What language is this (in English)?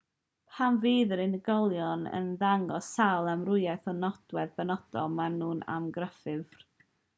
Welsh